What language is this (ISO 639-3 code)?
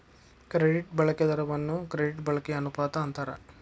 kan